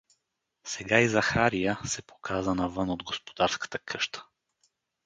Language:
Bulgarian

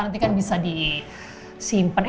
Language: Indonesian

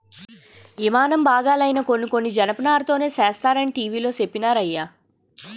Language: Telugu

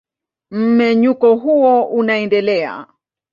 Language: Swahili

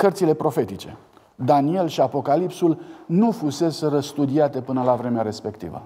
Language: Romanian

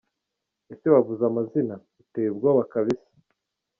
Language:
Kinyarwanda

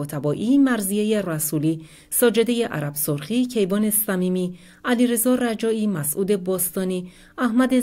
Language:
Persian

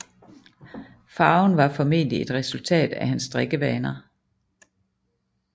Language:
Danish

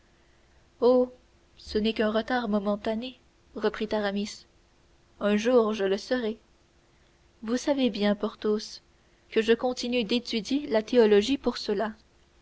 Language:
French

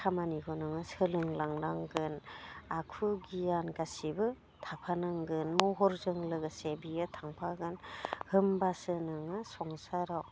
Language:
Bodo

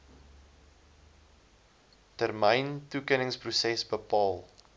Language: Afrikaans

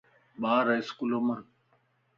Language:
Lasi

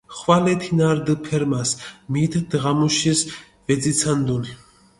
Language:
Mingrelian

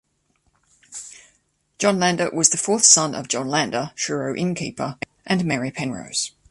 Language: English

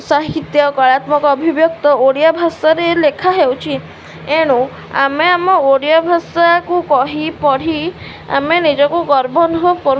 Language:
Odia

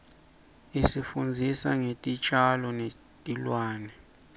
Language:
Swati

